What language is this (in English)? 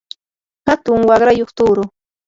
Yanahuanca Pasco Quechua